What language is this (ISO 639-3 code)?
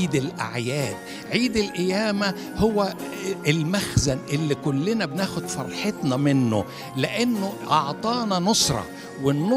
ara